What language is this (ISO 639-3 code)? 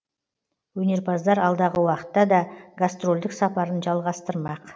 kaz